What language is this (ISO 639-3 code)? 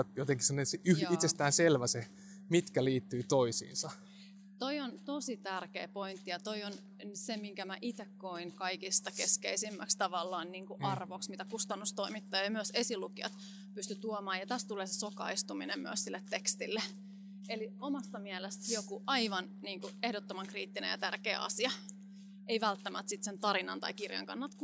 fin